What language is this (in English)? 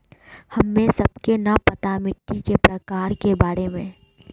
Magahi